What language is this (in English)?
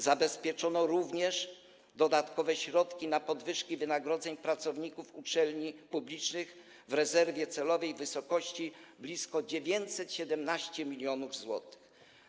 Polish